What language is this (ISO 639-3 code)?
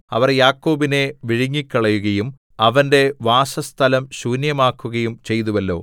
mal